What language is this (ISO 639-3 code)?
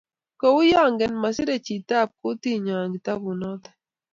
kln